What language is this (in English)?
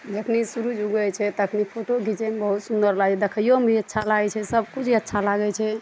Maithili